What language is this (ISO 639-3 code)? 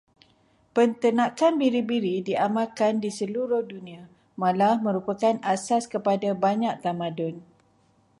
msa